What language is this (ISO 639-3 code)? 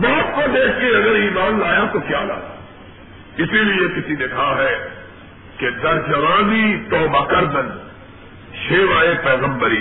urd